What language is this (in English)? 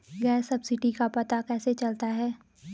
Hindi